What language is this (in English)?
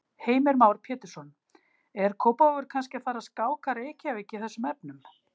Icelandic